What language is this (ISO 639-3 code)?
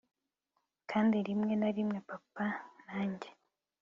kin